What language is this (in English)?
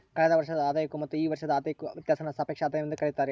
Kannada